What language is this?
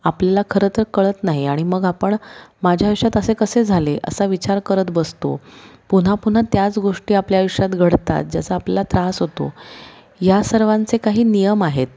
Marathi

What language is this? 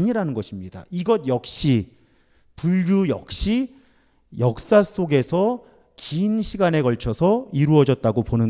Korean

